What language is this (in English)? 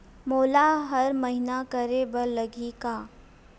Chhattisgarhi